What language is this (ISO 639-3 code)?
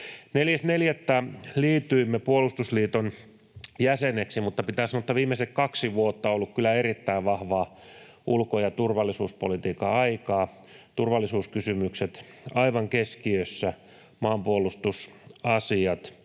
fin